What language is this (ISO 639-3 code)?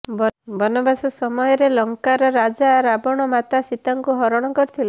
ori